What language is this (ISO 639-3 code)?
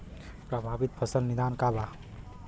bho